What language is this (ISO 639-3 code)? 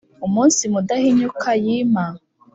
kin